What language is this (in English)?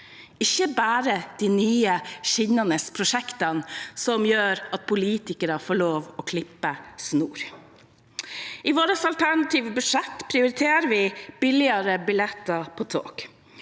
Norwegian